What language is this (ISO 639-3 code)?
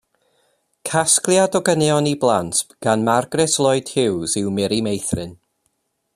cym